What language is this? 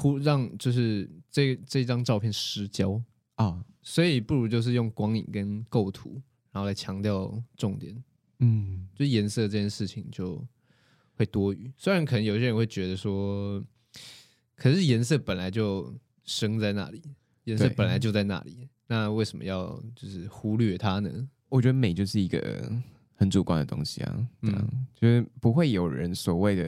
Chinese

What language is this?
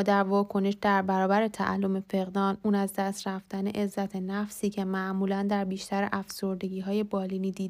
Persian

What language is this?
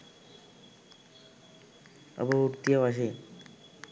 Sinhala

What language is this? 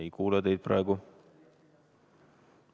Estonian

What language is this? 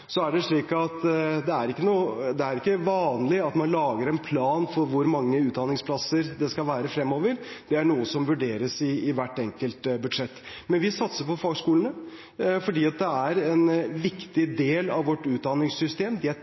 Norwegian Bokmål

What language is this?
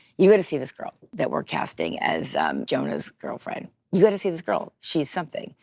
English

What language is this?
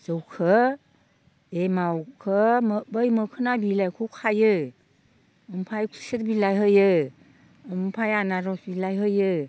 Bodo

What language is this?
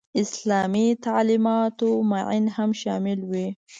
Pashto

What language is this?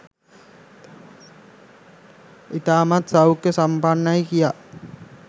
Sinhala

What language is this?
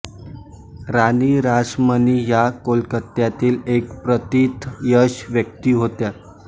Marathi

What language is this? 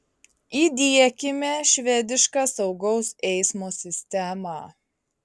Lithuanian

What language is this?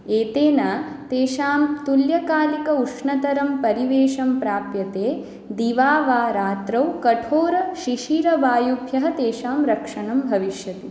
Sanskrit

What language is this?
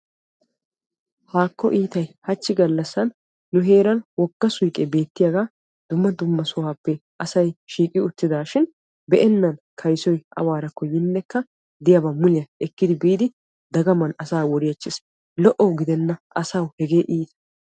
Wolaytta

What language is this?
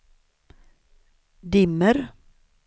Swedish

